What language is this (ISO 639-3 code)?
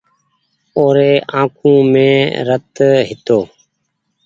gig